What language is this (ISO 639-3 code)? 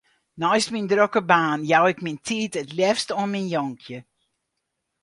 fry